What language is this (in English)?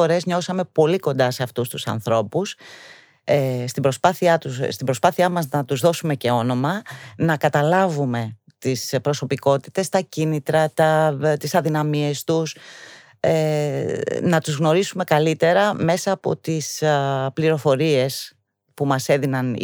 Greek